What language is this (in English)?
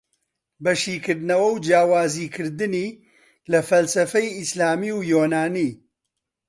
Central Kurdish